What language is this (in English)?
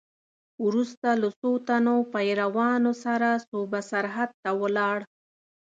Pashto